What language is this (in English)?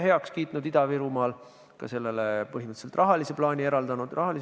Estonian